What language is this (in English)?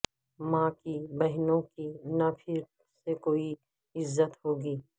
Urdu